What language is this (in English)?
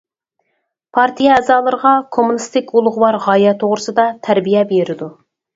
Uyghur